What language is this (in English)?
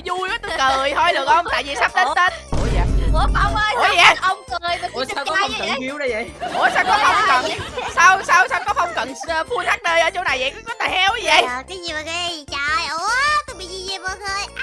Vietnamese